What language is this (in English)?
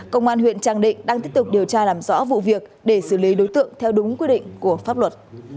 Vietnamese